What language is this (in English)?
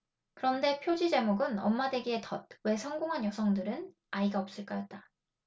Korean